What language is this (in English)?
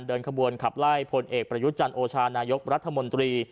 Thai